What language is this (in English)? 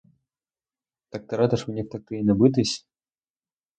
Ukrainian